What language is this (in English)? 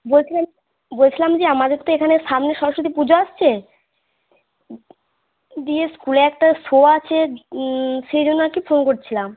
Bangla